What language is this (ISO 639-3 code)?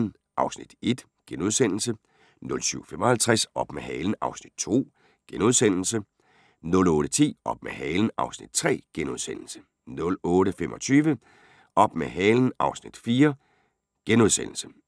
dan